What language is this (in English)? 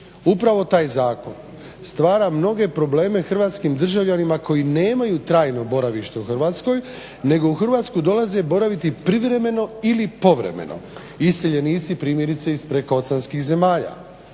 Croatian